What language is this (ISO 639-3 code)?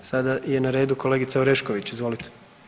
hrv